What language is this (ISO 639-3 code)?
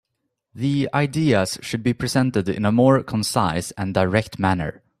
eng